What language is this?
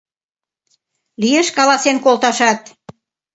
Mari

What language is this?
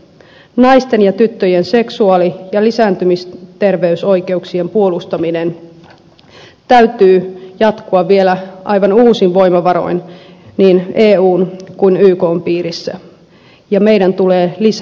Finnish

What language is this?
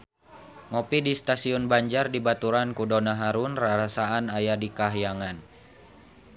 Sundanese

